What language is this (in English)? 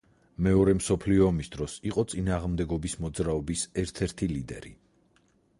Georgian